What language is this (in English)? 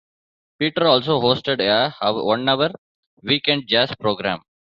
English